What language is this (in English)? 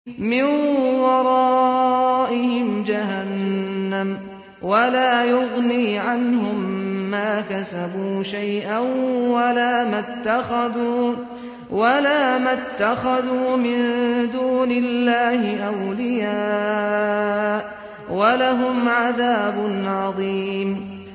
Arabic